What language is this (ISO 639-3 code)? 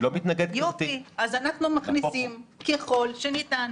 heb